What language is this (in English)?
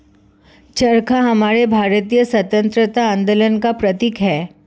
Hindi